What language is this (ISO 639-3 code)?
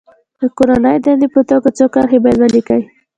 pus